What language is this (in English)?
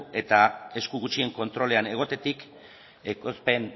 Basque